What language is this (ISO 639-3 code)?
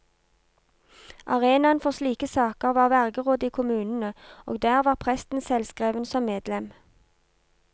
nor